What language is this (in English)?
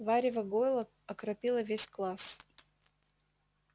Russian